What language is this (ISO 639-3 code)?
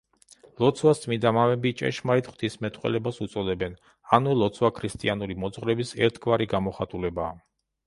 kat